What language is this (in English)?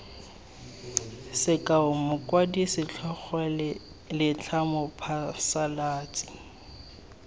Tswana